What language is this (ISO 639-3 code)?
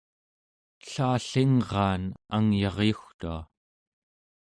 esu